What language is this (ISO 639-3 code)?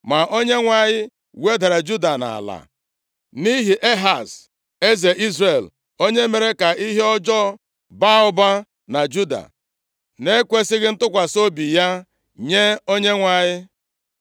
ibo